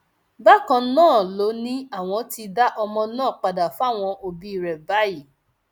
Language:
Yoruba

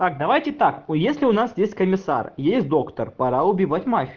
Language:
Russian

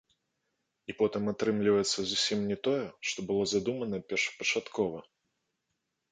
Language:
Belarusian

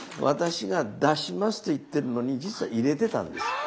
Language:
Japanese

